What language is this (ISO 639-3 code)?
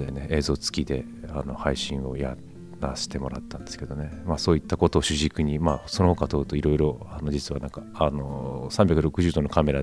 jpn